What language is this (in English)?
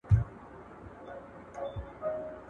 Pashto